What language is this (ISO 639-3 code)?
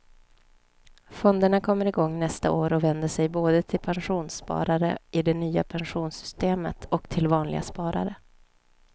swe